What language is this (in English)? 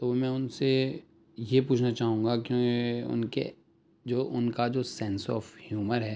Urdu